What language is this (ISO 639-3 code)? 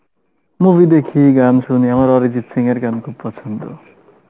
ben